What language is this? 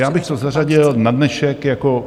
Czech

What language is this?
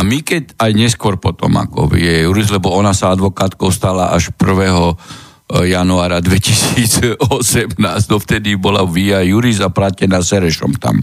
Slovak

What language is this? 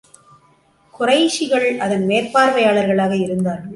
Tamil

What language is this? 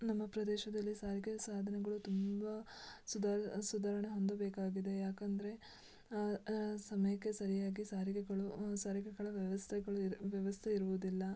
Kannada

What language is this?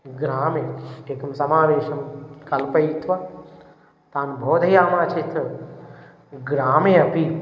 Sanskrit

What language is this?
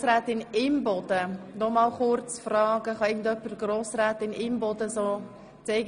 Swiss German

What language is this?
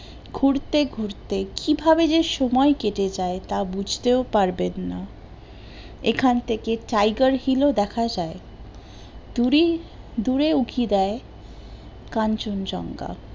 Bangla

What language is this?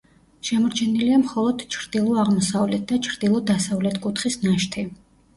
Georgian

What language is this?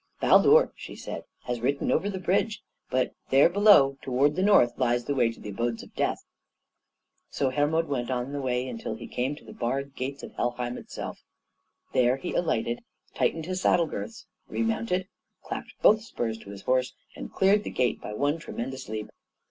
English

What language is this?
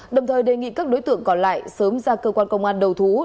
Vietnamese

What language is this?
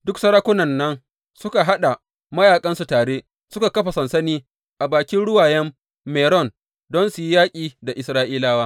Hausa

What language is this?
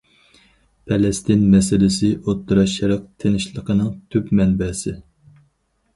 Uyghur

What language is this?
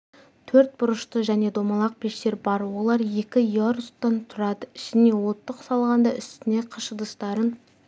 Kazakh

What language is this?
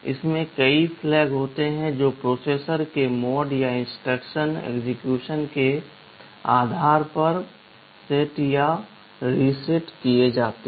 Hindi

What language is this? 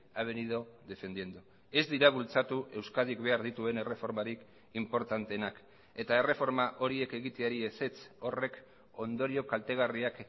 Basque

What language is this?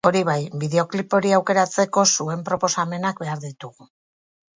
Basque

